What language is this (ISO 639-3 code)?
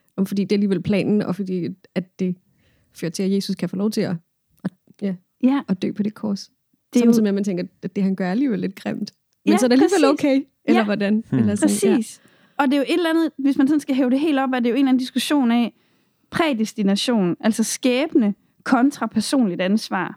dan